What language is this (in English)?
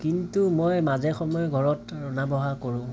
Assamese